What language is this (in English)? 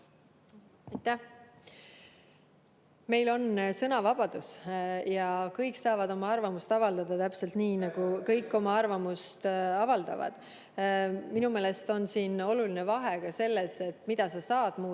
Estonian